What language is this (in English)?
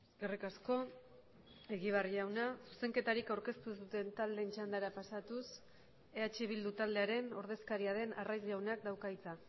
Basque